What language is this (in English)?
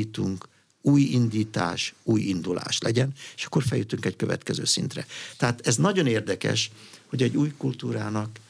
Hungarian